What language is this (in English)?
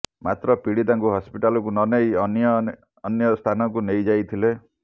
Odia